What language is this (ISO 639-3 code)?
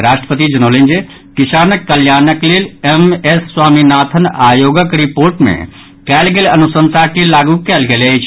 mai